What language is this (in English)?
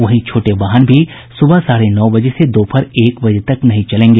Hindi